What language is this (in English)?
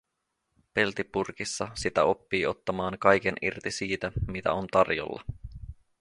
Finnish